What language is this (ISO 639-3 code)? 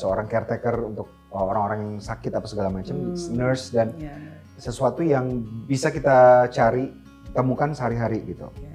ind